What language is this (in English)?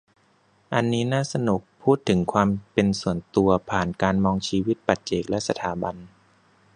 Thai